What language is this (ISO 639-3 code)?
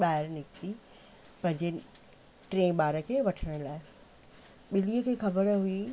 snd